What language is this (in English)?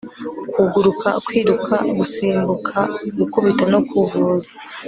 Kinyarwanda